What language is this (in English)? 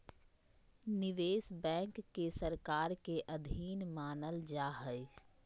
Magahi